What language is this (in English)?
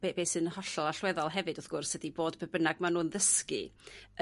Welsh